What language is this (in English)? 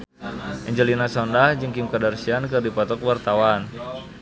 Sundanese